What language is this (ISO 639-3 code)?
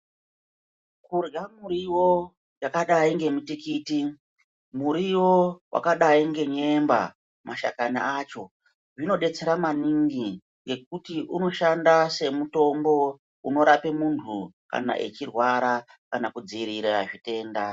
ndc